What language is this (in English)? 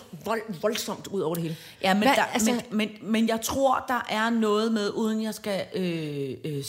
Danish